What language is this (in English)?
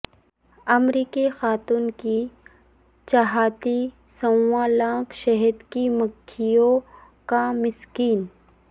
Urdu